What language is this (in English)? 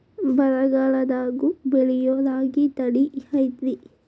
Kannada